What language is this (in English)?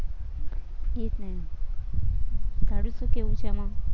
Gujarati